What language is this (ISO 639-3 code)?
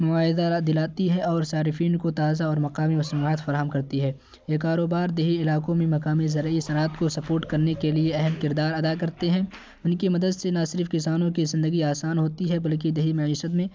urd